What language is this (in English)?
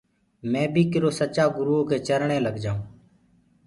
Gurgula